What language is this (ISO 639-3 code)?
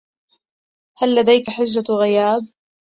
ara